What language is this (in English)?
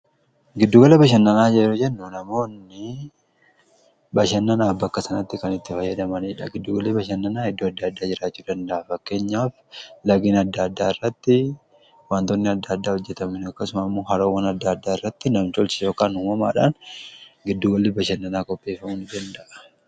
Oromo